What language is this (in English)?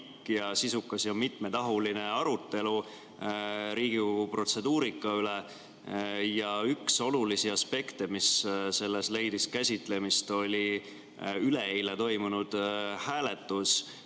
Estonian